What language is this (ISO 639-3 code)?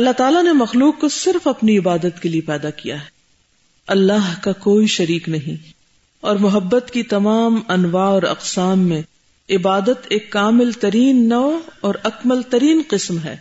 urd